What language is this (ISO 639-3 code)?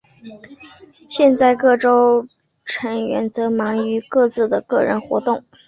zho